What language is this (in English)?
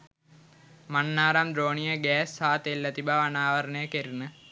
Sinhala